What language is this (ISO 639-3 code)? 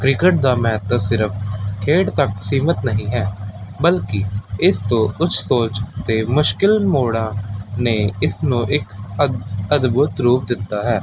pan